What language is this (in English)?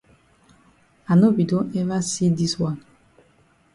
Cameroon Pidgin